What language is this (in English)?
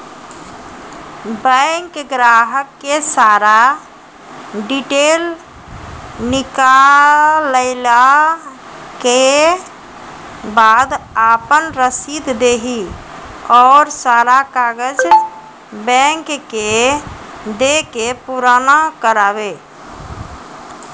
Maithili